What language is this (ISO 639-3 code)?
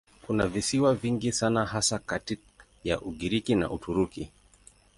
swa